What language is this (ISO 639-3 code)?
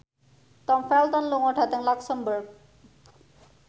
jav